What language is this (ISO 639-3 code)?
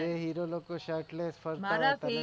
guj